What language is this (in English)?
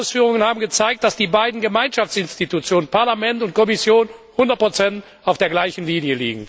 German